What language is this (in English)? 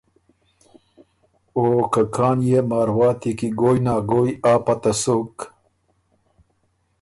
Ormuri